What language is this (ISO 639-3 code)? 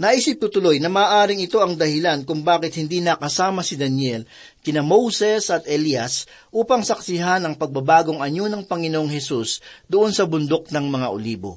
fil